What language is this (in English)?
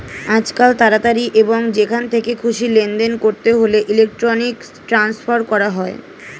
Bangla